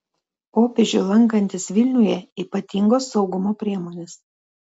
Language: Lithuanian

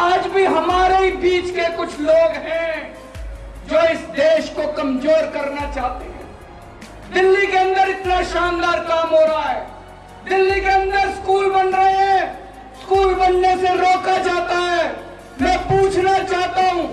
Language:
Hindi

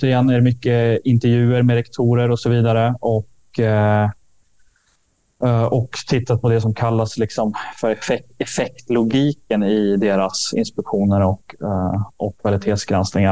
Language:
Swedish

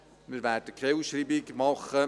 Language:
Swiss German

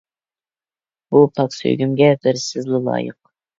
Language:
Uyghur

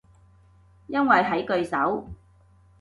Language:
Cantonese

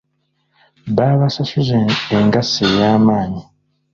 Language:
Ganda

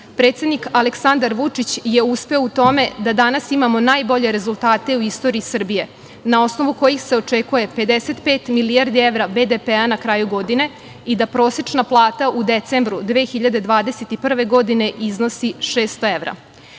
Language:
Serbian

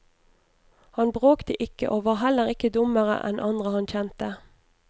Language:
Norwegian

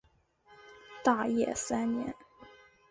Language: Chinese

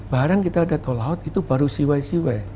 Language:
Indonesian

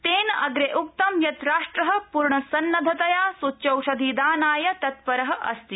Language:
Sanskrit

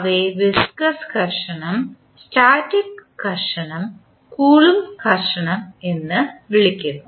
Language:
Malayalam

